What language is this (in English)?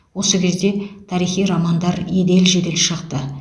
Kazakh